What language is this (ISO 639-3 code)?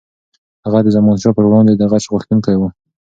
pus